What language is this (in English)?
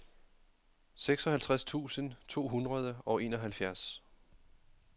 Danish